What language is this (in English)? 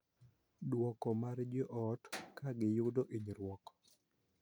Luo (Kenya and Tanzania)